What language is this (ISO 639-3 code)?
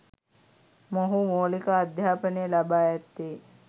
sin